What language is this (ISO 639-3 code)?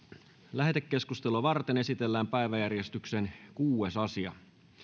fin